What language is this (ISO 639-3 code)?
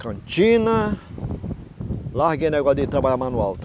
por